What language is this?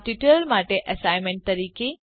Gujarati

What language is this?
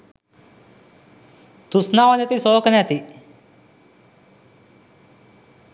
Sinhala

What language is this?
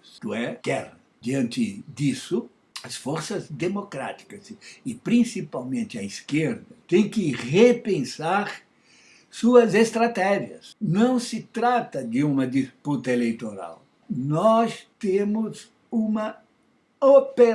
Portuguese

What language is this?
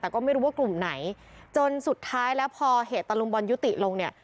Thai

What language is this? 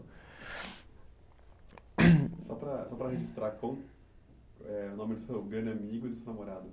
Portuguese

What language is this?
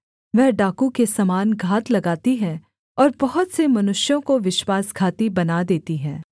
Hindi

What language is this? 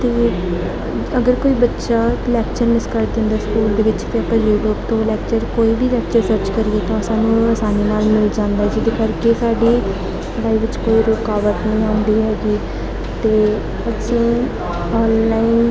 Punjabi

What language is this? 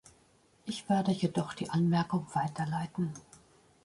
German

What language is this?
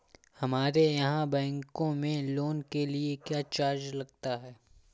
Hindi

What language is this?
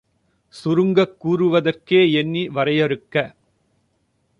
Tamil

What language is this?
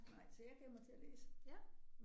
Danish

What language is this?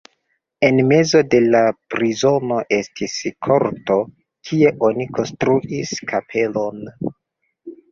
Esperanto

